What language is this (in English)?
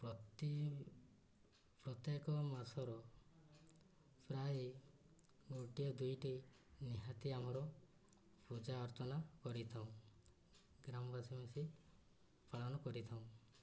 Odia